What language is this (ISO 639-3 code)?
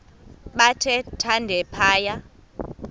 xho